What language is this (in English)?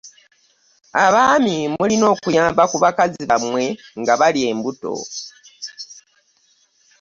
Ganda